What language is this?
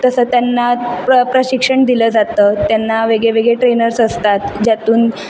Marathi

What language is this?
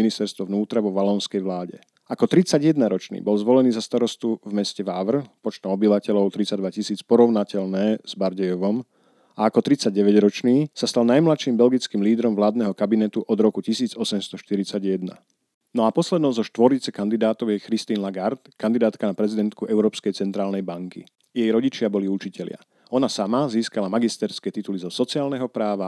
Slovak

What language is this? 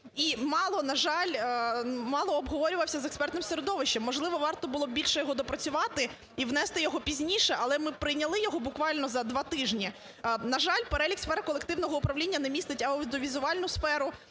Ukrainian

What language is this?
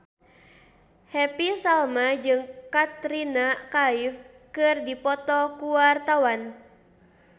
Sundanese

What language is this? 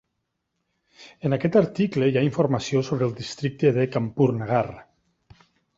Catalan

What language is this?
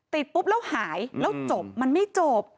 Thai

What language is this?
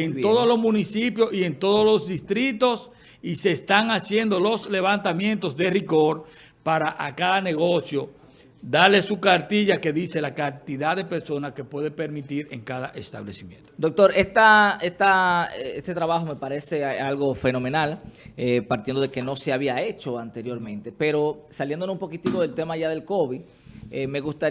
Spanish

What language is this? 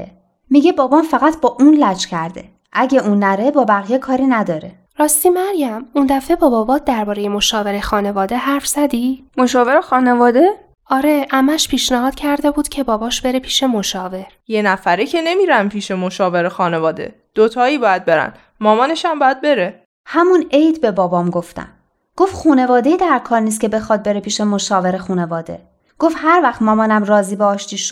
Persian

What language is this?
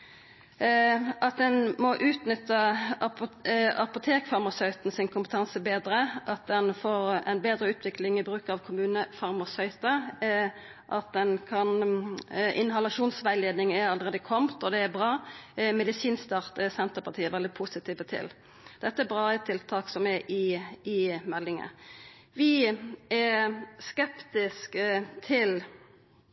Norwegian Nynorsk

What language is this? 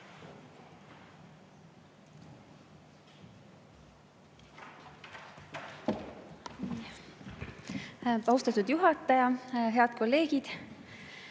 Estonian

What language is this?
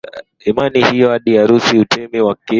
Swahili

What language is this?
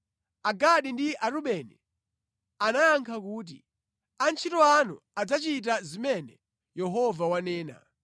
Nyanja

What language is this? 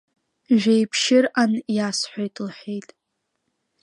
Abkhazian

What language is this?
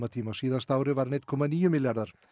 Icelandic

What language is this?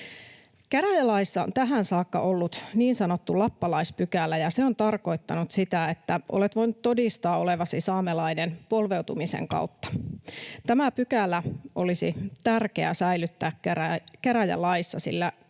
Finnish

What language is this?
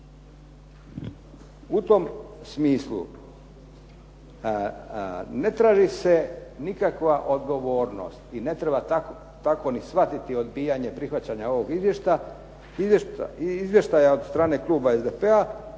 Croatian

